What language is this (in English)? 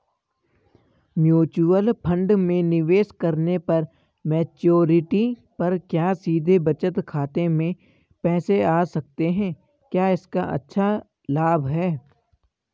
Hindi